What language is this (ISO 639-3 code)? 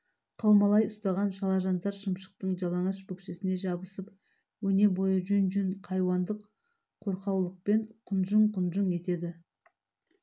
kaz